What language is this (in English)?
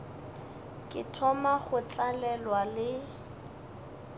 Northern Sotho